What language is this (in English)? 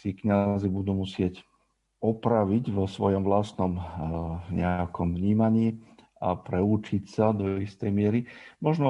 Slovak